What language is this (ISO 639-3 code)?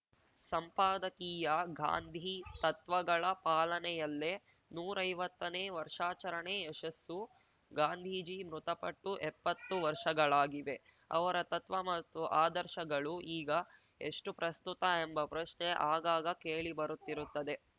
kan